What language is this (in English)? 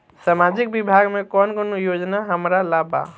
Bhojpuri